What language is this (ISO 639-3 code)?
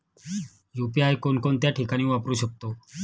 mar